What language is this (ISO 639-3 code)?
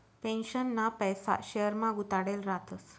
mar